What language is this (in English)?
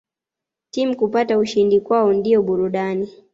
Swahili